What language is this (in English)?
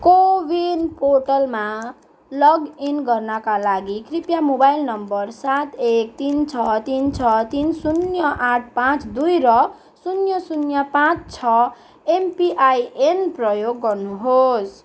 Nepali